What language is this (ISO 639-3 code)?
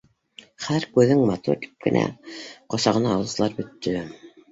bak